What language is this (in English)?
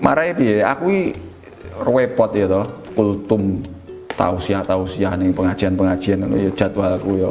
Indonesian